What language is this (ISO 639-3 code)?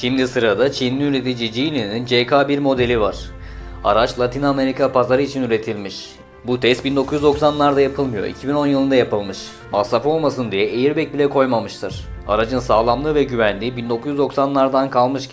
tur